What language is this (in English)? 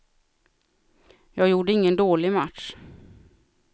Swedish